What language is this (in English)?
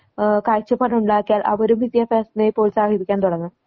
Malayalam